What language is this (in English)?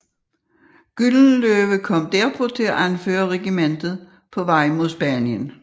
Danish